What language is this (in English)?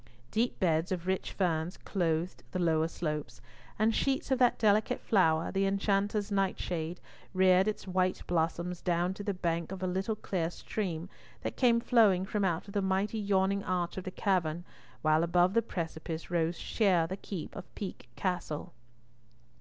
English